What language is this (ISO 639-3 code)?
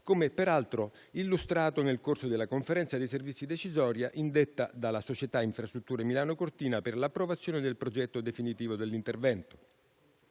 ita